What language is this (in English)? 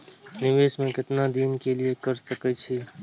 Maithili